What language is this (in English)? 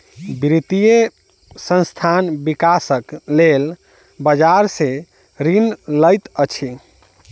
Maithili